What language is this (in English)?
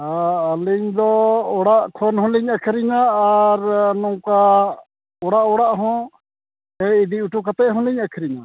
Santali